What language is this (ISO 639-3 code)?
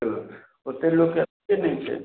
mai